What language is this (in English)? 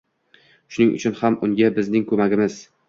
Uzbek